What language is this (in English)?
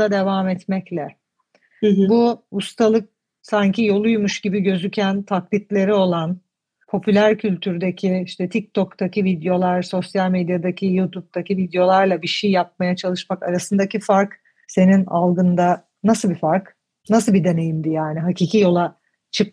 Turkish